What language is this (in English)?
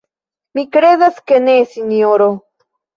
Esperanto